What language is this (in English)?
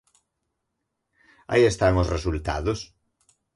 Galician